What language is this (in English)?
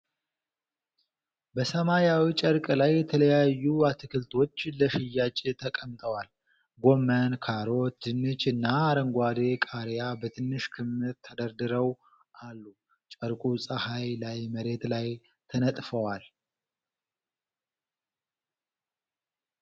Amharic